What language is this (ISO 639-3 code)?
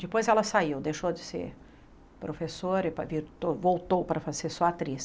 por